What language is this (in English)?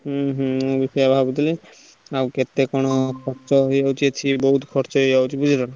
Odia